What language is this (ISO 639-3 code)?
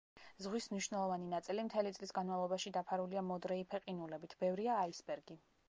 kat